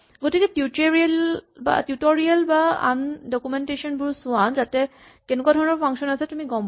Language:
Assamese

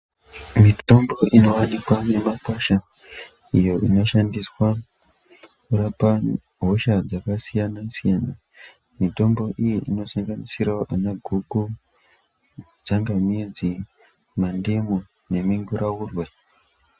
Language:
Ndau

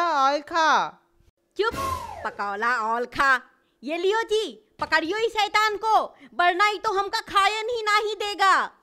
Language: Hindi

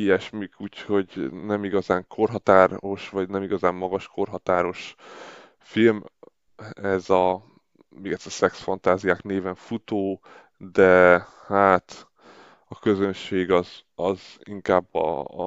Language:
Hungarian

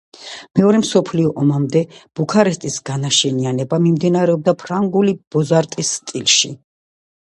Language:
Georgian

